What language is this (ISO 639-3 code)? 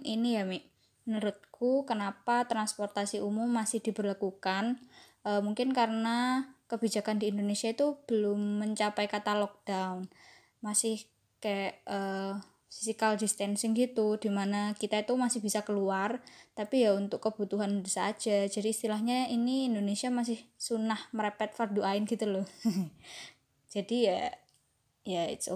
ind